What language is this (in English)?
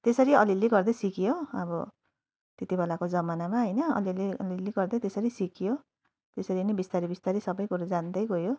Nepali